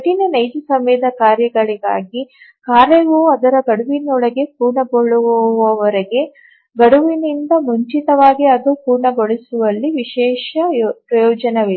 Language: Kannada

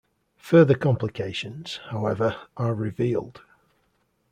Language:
English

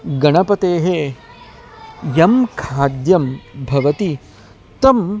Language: Sanskrit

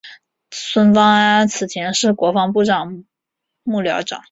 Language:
Chinese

